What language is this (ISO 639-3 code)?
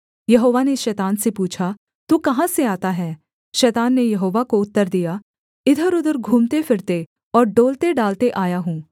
hin